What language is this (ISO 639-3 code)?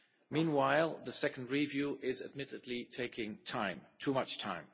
eng